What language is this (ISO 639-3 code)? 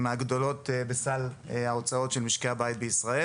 heb